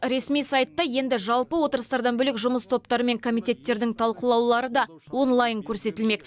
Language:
Kazakh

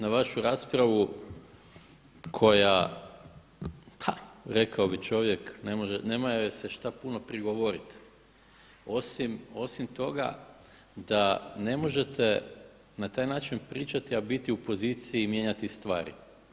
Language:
Croatian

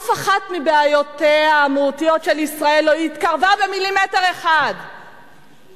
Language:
Hebrew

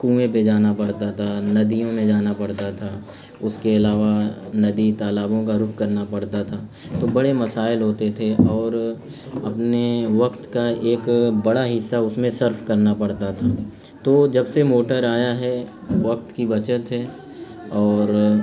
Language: Urdu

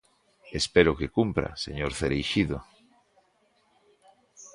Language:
Galician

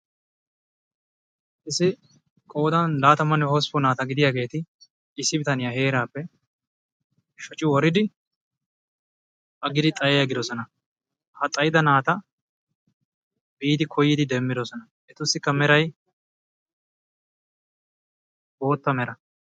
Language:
Wolaytta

